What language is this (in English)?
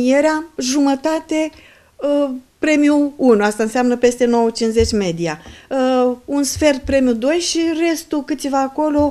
Romanian